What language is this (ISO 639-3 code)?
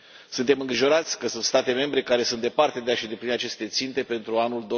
ron